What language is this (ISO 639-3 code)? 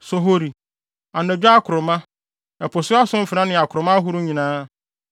aka